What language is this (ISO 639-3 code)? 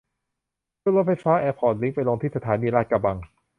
tha